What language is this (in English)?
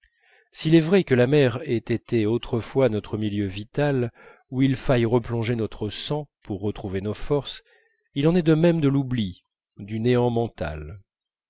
French